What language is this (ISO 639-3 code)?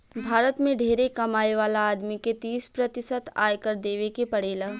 bho